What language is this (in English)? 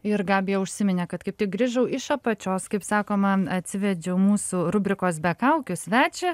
Lithuanian